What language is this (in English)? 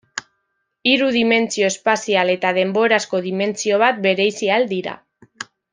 Basque